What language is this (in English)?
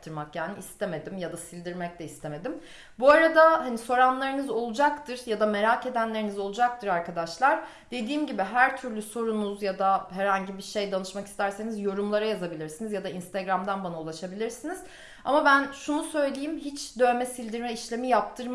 Turkish